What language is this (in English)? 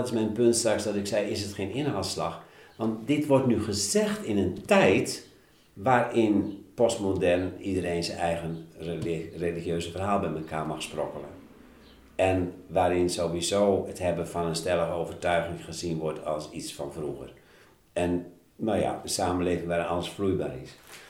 Dutch